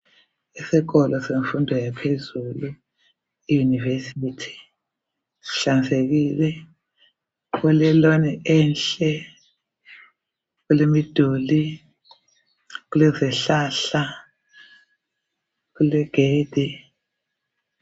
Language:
North Ndebele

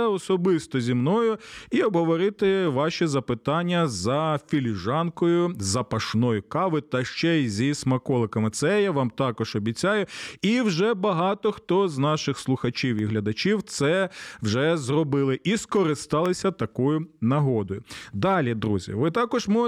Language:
Ukrainian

